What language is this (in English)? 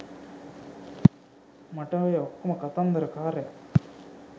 Sinhala